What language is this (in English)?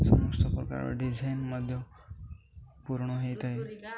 Odia